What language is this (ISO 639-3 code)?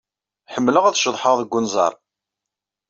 kab